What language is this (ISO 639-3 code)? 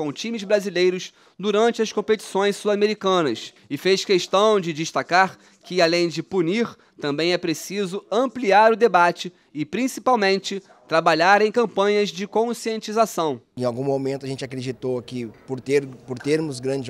por